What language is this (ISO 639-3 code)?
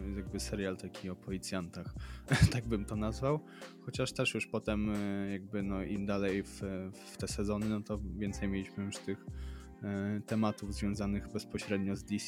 pol